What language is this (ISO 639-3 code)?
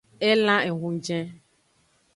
ajg